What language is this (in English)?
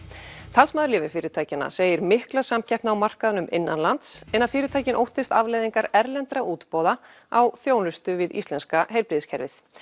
Icelandic